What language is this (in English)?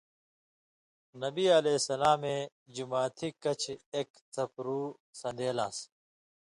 Indus Kohistani